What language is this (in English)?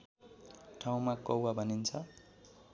Nepali